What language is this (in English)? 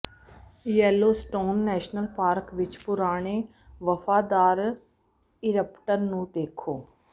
Punjabi